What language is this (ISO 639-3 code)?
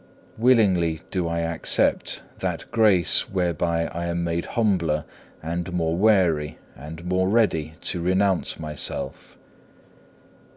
eng